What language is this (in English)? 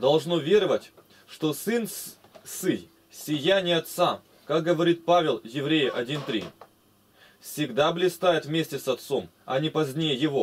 Russian